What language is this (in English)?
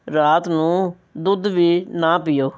Punjabi